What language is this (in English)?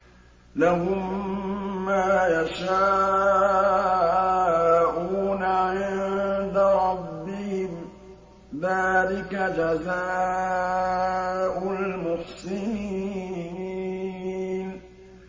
Arabic